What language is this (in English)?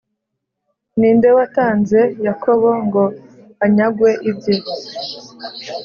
Kinyarwanda